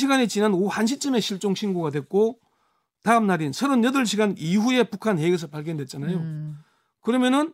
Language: Korean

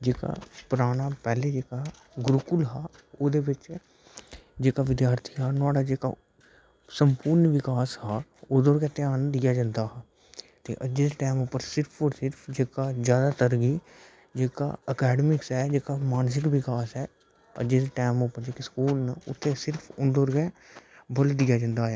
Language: Dogri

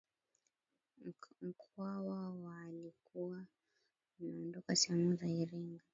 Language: Swahili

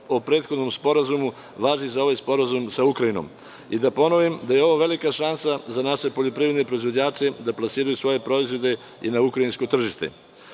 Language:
Serbian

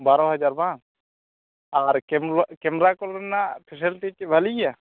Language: Santali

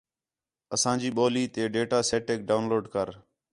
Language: Khetrani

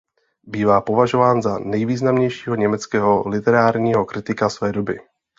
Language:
Czech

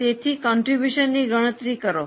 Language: Gujarati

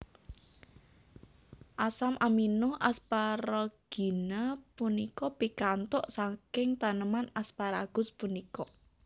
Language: Javanese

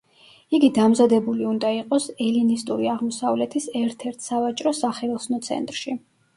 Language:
Georgian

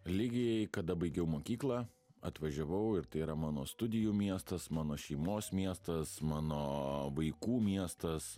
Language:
Lithuanian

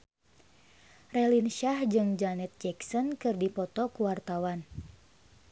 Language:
Sundanese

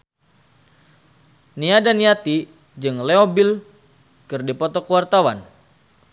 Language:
Sundanese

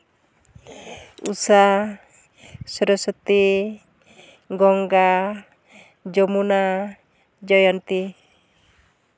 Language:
Santali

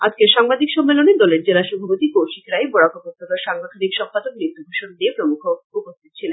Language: Bangla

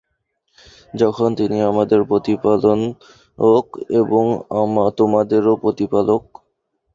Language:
Bangla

